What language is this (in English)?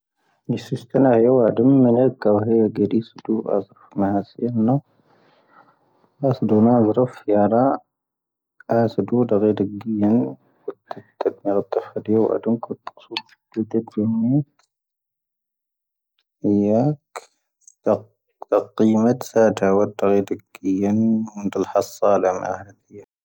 Tahaggart Tamahaq